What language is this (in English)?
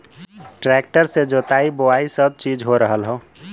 Bhojpuri